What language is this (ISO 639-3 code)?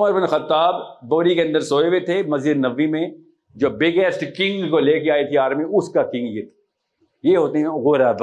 urd